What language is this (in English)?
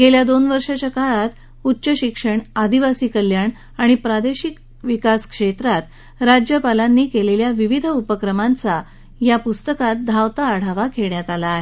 Marathi